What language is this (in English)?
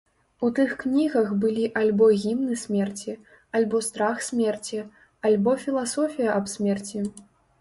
Belarusian